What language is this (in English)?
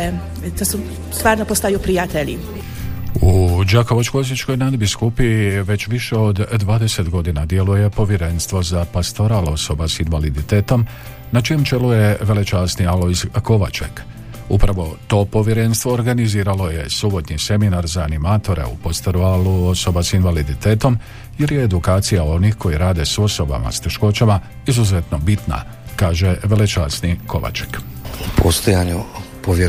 Croatian